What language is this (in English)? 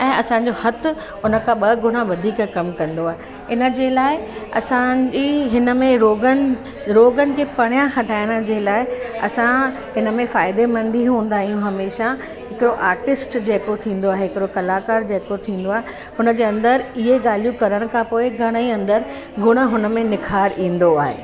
Sindhi